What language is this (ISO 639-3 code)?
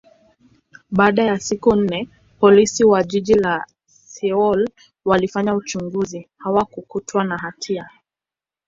swa